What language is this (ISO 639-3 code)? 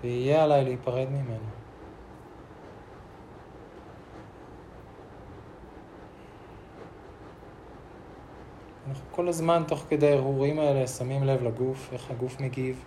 heb